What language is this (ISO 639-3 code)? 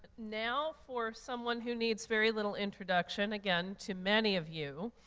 eng